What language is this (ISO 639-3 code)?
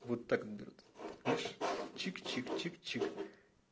rus